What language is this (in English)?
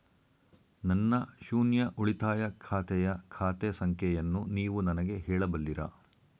Kannada